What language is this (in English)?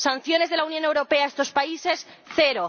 Spanish